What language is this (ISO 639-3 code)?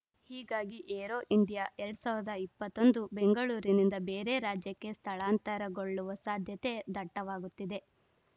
kan